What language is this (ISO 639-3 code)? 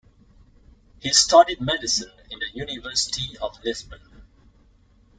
eng